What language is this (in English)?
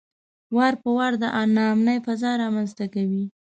Pashto